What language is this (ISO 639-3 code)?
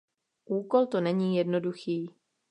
ces